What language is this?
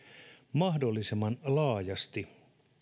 Finnish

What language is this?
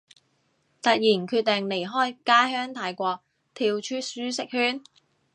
Cantonese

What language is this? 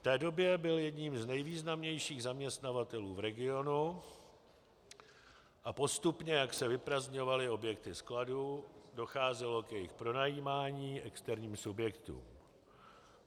Czech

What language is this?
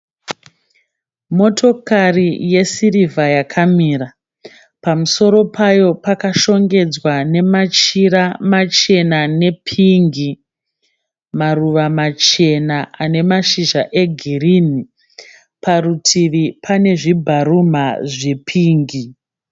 Shona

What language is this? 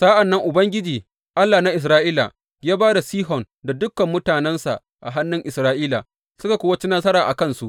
Hausa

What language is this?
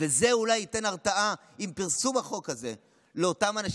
Hebrew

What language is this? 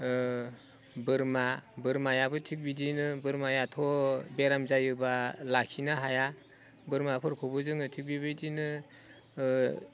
Bodo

